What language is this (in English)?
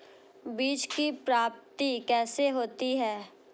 Hindi